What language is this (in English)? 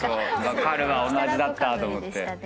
Japanese